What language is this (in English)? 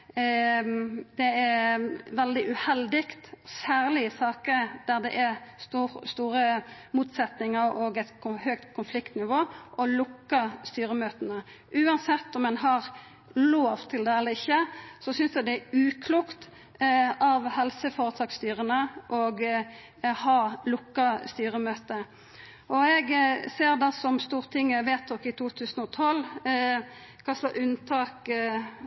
Norwegian Nynorsk